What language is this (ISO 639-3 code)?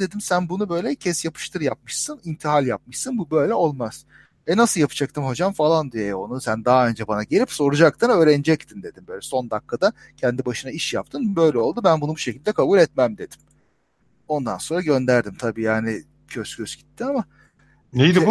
tur